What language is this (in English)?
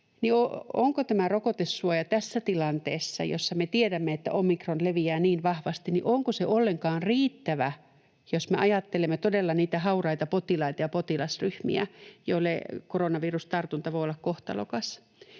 Finnish